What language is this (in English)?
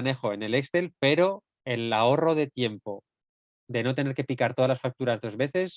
Spanish